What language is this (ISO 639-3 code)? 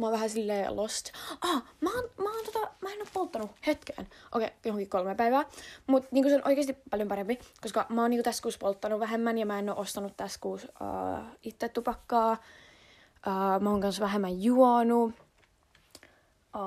fin